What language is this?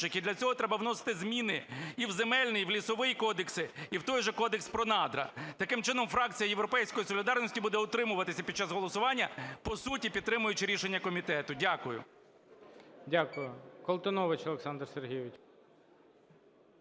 Ukrainian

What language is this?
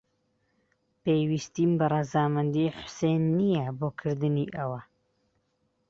Central Kurdish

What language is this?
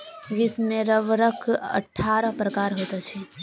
Maithili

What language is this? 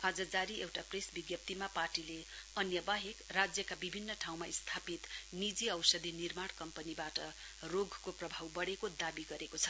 Nepali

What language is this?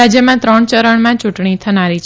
Gujarati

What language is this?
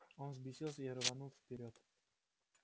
Russian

